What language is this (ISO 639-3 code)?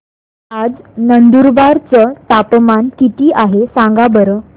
mar